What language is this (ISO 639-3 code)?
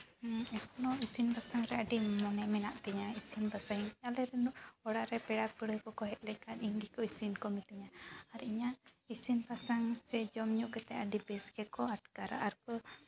sat